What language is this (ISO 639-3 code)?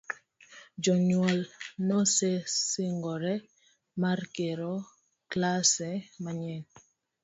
luo